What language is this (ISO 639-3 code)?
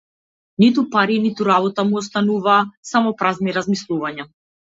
mkd